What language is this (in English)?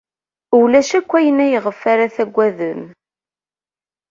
Kabyle